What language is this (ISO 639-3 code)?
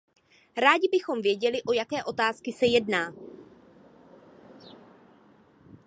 ces